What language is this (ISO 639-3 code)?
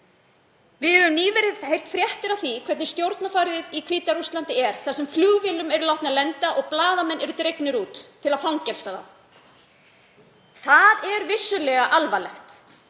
isl